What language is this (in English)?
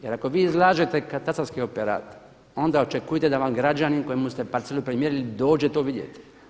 Croatian